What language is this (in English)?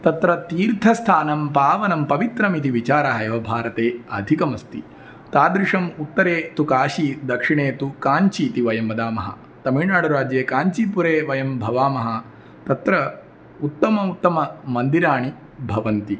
Sanskrit